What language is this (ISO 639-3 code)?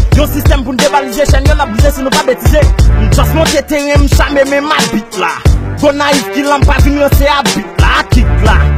fra